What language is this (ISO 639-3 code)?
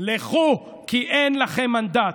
heb